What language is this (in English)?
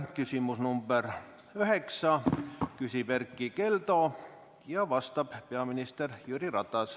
Estonian